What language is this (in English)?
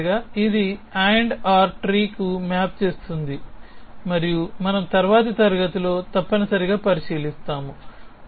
Telugu